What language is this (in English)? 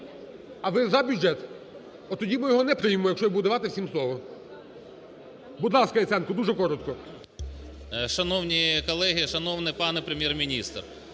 Ukrainian